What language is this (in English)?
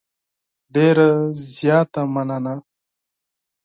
Pashto